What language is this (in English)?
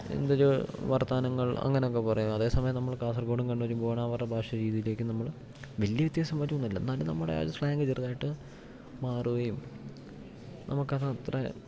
Malayalam